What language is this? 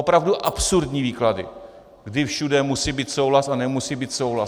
Czech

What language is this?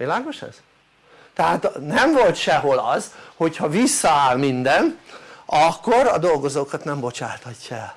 Hungarian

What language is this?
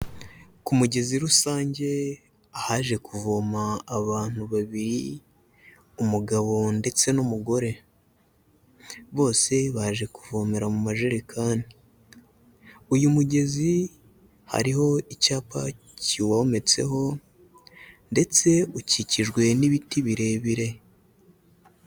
Kinyarwanda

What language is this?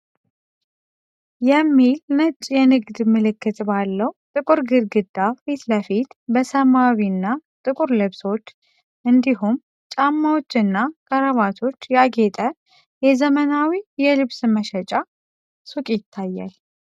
Amharic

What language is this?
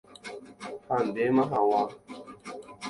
Guarani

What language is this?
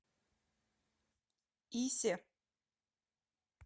Russian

